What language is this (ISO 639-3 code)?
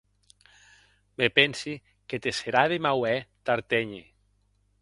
oci